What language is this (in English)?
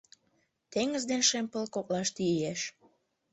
Mari